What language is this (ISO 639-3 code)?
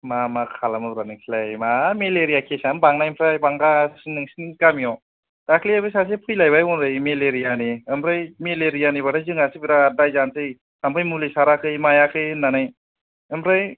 brx